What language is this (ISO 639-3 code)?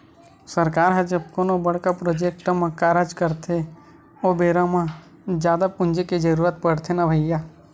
hne